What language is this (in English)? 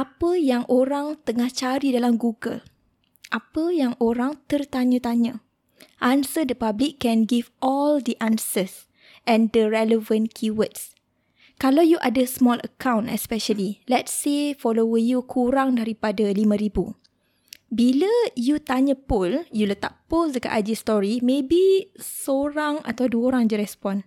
Malay